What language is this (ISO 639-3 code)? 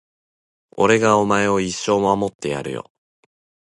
jpn